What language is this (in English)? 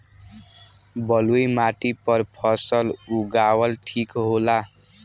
Bhojpuri